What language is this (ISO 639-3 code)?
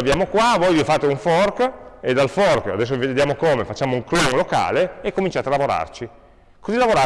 ita